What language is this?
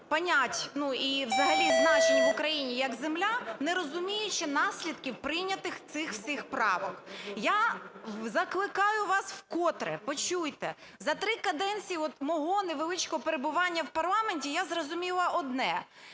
Ukrainian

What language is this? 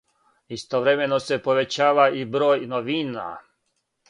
Serbian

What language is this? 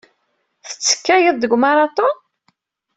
Kabyle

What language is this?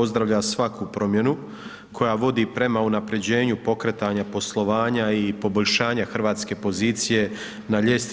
Croatian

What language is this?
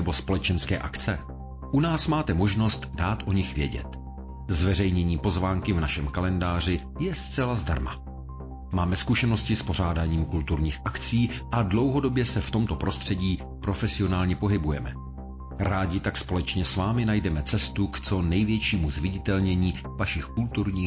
Czech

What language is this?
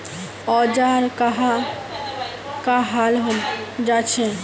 Magahi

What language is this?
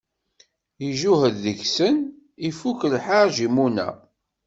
Kabyle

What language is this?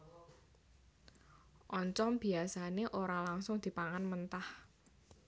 Javanese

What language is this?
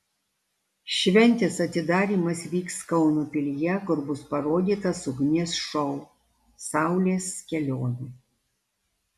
Lithuanian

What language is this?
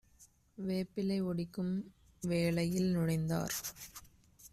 Tamil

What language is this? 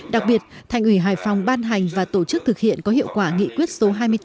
Vietnamese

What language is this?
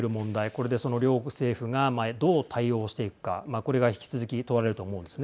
Japanese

